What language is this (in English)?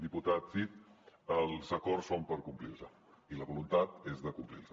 Catalan